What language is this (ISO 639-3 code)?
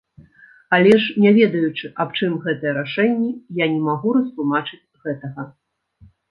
bel